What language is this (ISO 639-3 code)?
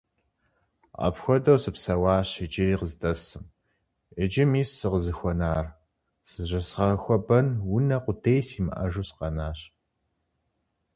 kbd